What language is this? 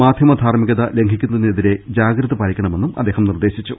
Malayalam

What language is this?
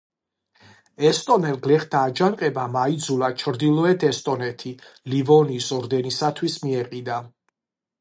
Georgian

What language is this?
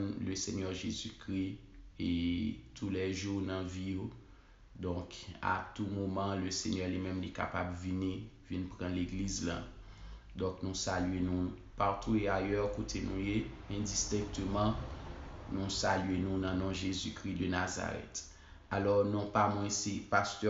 French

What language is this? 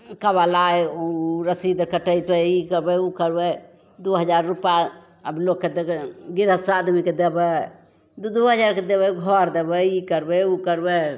Maithili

